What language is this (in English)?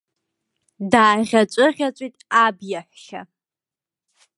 Abkhazian